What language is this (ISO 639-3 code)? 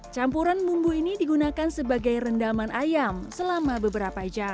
ind